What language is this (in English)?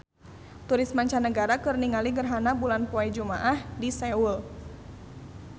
Sundanese